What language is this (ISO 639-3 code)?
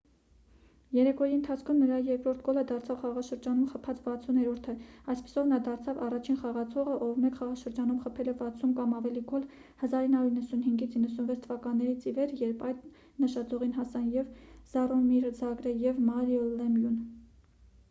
hye